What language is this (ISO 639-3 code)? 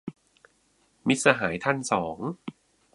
tha